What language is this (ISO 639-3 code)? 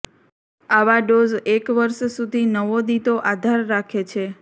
guj